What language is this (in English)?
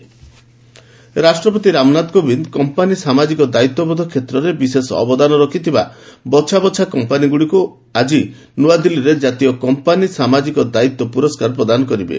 Odia